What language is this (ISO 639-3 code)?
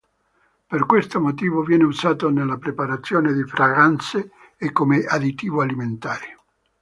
ita